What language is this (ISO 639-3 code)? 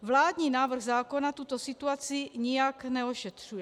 ces